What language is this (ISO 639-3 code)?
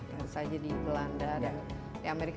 ind